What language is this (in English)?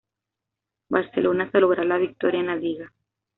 Spanish